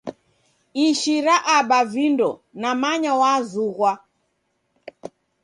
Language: Taita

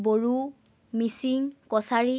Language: Assamese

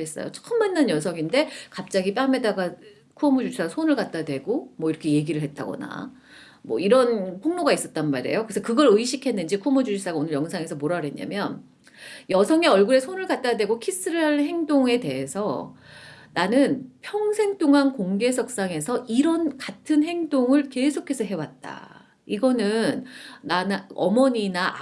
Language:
Korean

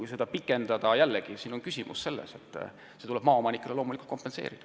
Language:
Estonian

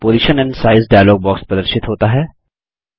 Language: Hindi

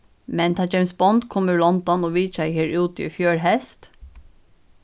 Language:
Faroese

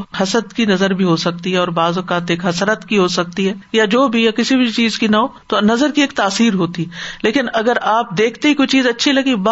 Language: Urdu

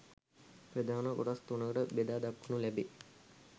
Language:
Sinhala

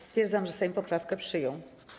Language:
Polish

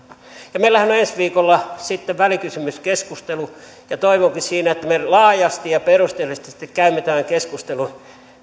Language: Finnish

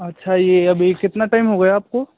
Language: Hindi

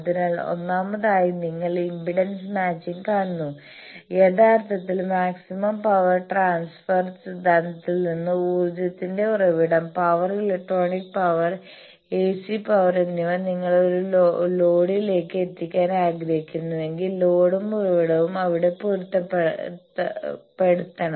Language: Malayalam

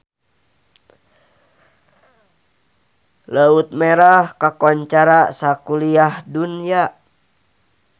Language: Sundanese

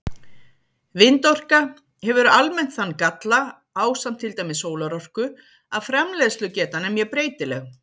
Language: Icelandic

